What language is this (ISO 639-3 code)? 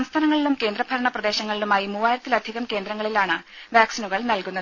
mal